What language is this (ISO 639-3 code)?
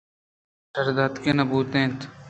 bgp